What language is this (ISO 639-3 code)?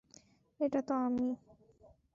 ben